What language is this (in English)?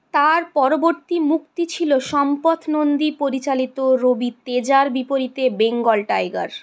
Bangla